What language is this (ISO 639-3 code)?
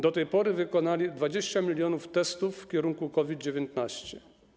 pol